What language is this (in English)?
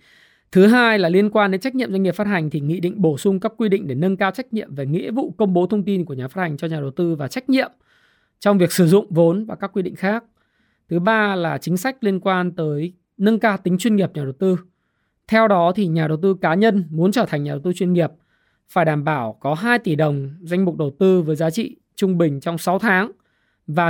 Vietnamese